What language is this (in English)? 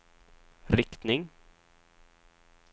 Swedish